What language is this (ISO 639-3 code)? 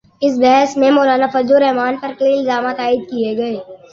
urd